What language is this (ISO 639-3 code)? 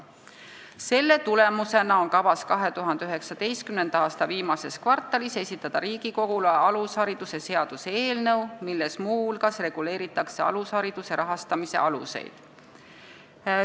est